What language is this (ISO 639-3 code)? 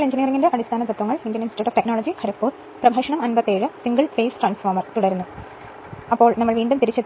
mal